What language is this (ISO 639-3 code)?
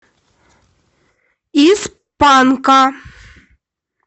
rus